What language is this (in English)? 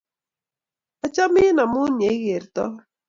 Kalenjin